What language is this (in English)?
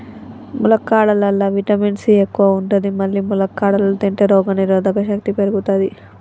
Telugu